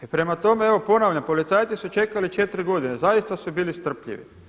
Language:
Croatian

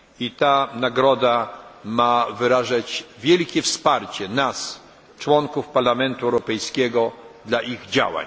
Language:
Polish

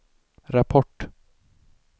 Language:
Swedish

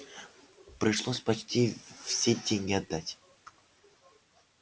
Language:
Russian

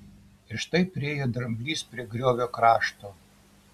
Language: Lithuanian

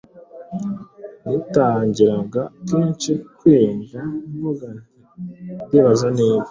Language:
Kinyarwanda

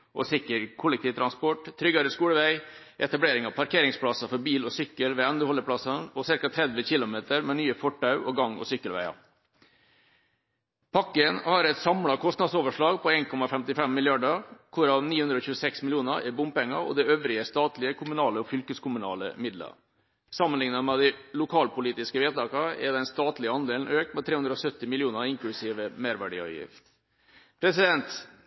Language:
Norwegian Bokmål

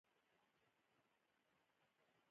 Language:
Pashto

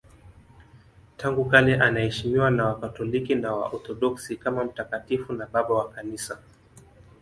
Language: Swahili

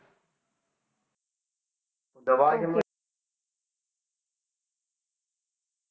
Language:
Punjabi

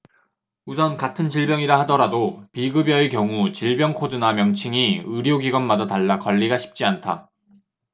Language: Korean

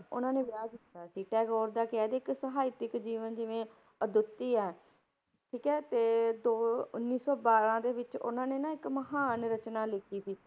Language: Punjabi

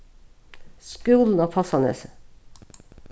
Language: Faroese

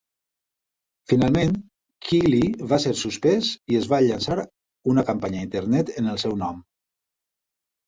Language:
Catalan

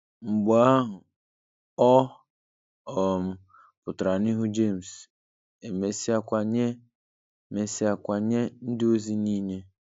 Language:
Igbo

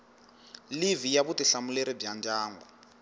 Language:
Tsonga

